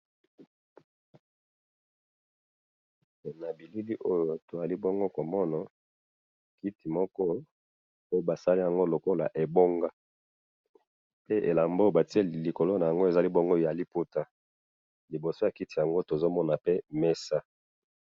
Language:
Lingala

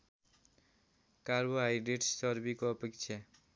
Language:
Nepali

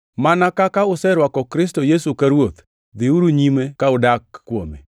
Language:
Luo (Kenya and Tanzania)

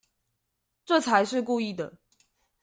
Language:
Chinese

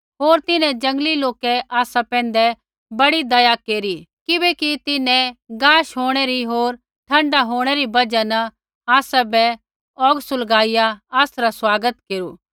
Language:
Kullu Pahari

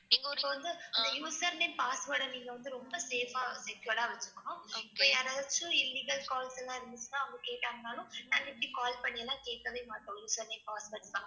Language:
Tamil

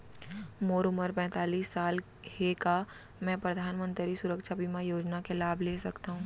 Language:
Chhattisgarhi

